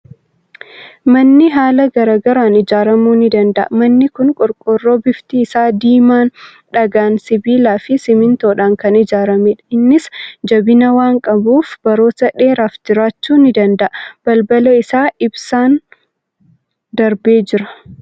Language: Oromo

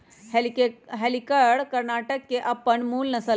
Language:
Magahi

